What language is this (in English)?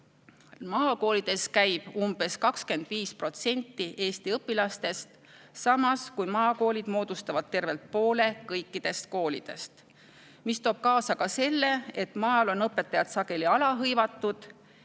Estonian